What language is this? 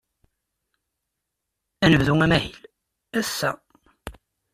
Kabyle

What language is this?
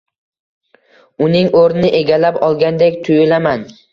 Uzbek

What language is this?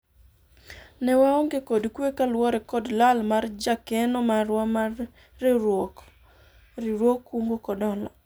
Luo (Kenya and Tanzania)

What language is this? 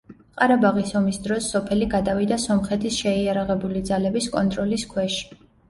Georgian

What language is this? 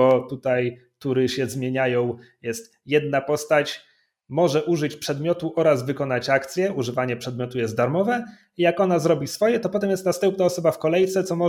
Polish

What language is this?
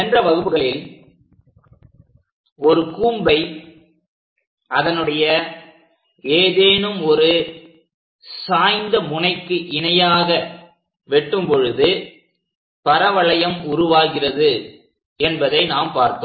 Tamil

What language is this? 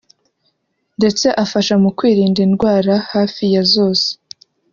Kinyarwanda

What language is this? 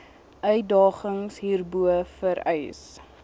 Afrikaans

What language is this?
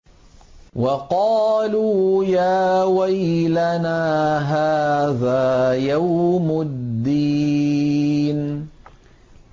Arabic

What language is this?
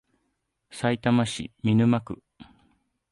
Japanese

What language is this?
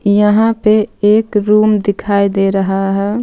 Hindi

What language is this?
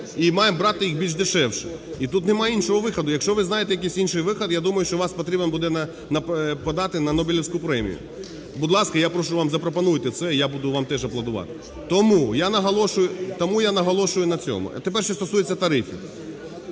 Ukrainian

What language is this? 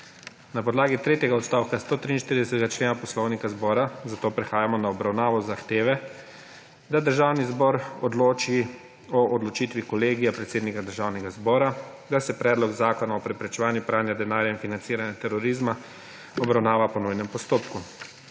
Slovenian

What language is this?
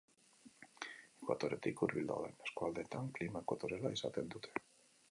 Basque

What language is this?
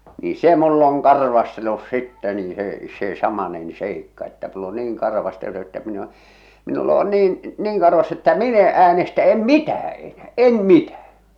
Finnish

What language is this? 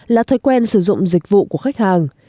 Vietnamese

